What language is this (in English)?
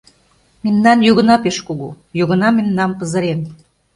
Mari